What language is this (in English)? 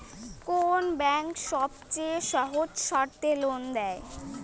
Bangla